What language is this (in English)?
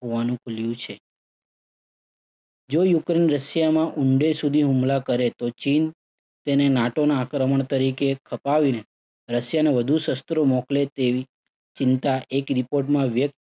Gujarati